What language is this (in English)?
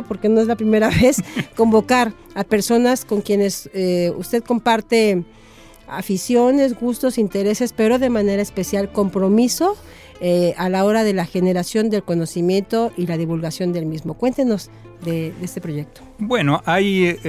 Spanish